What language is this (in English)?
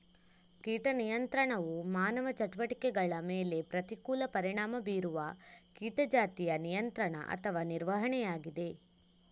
Kannada